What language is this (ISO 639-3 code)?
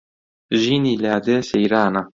ckb